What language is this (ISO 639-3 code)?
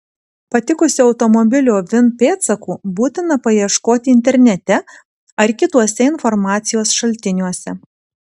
lit